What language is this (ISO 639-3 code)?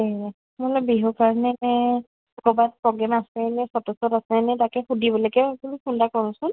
asm